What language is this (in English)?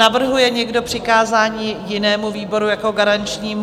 Czech